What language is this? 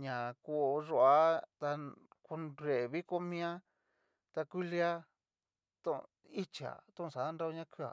Cacaloxtepec Mixtec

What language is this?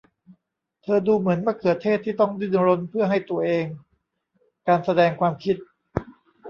Thai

